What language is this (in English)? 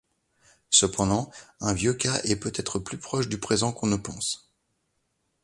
French